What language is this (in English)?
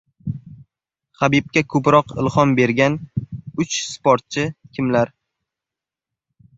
Uzbek